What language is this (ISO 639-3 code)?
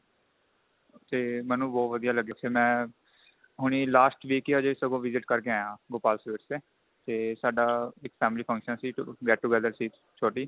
pan